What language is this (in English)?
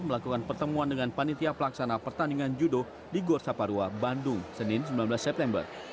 Indonesian